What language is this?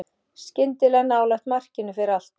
Icelandic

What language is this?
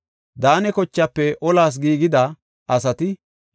Gofa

